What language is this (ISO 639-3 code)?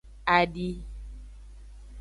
ajg